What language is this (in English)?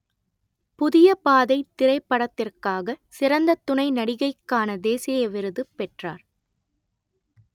Tamil